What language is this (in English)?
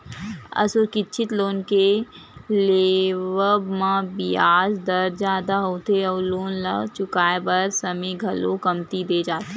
Chhattisgarhi